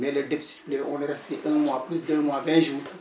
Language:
Wolof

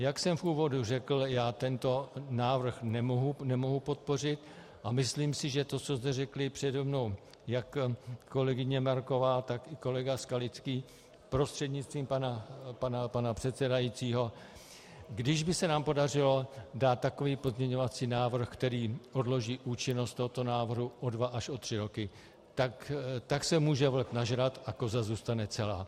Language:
Czech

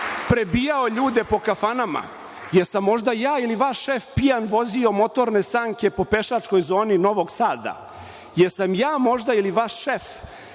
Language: Serbian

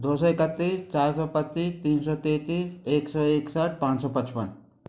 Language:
Hindi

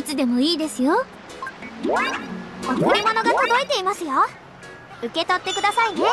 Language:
Japanese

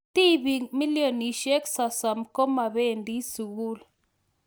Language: Kalenjin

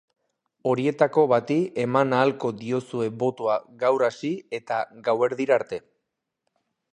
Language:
Basque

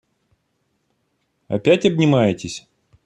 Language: Russian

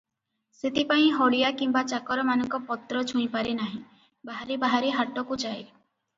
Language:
Odia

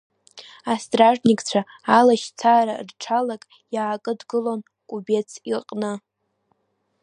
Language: Abkhazian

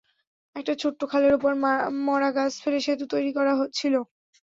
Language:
Bangla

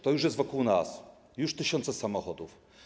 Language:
Polish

